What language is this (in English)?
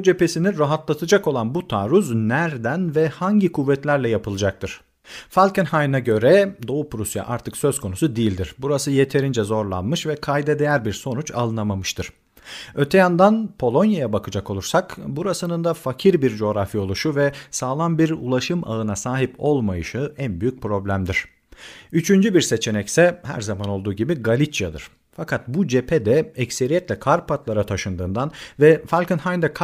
Turkish